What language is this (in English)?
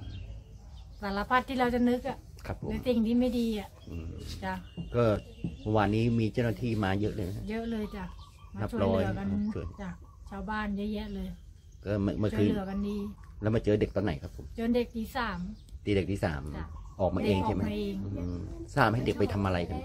Thai